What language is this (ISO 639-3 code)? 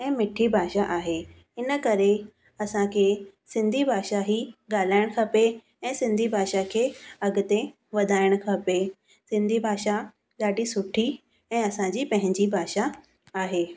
snd